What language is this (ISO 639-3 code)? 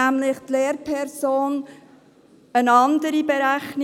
gsw